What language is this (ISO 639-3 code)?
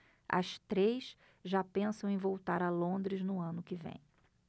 por